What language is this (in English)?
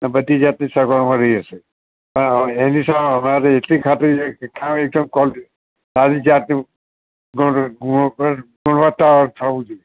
Gujarati